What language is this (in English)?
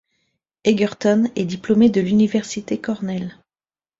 French